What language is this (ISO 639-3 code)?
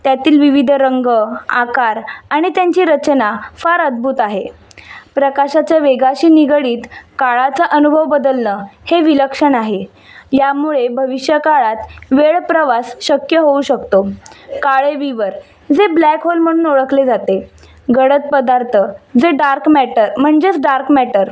mar